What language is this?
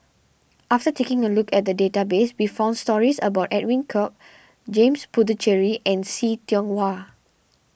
English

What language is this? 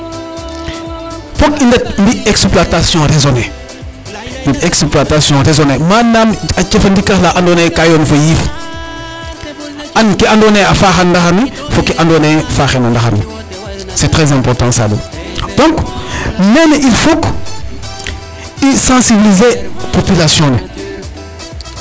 Serer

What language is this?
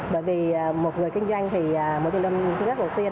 Vietnamese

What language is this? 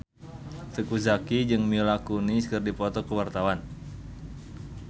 Sundanese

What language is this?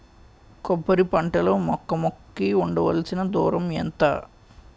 Telugu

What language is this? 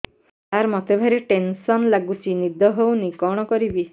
Odia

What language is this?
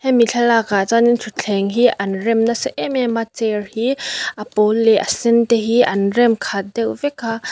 Mizo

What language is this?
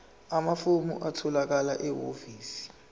Zulu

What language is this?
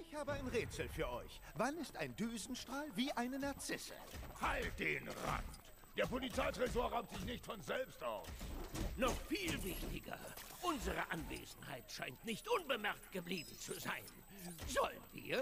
German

